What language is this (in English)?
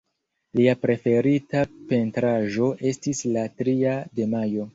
Esperanto